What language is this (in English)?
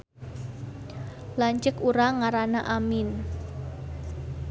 Sundanese